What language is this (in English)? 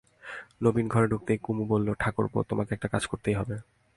Bangla